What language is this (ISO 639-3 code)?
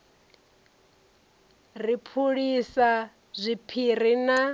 ven